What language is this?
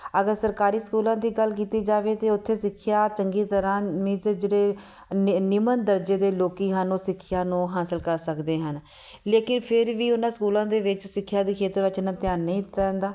Punjabi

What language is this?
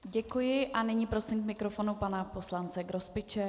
Czech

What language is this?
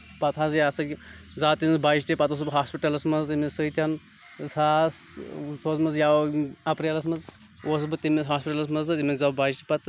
Kashmiri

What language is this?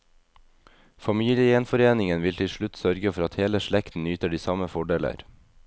Norwegian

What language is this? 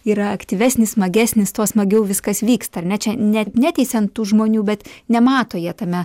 Lithuanian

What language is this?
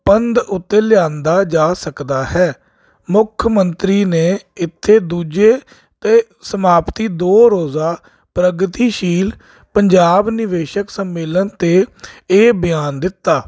Punjabi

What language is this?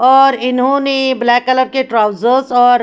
Hindi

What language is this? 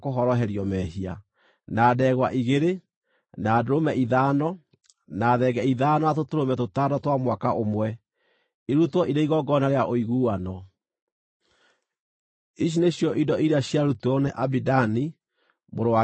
Kikuyu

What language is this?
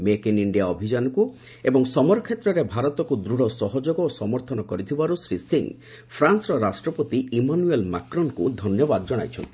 Odia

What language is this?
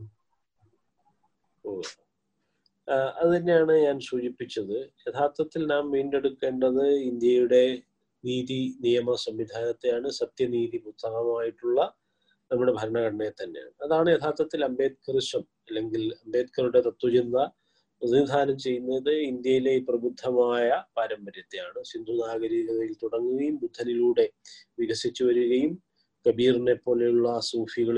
Malayalam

